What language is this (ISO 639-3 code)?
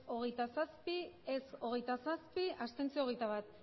eus